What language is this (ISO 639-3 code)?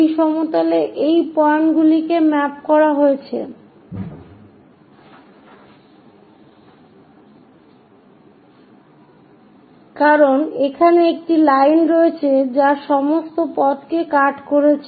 ben